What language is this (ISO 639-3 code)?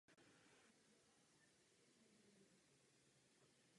ces